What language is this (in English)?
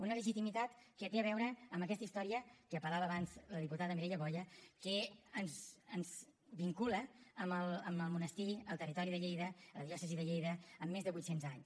Catalan